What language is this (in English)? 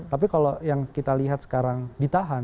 Indonesian